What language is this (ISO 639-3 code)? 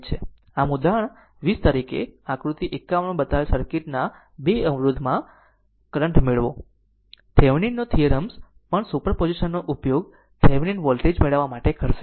guj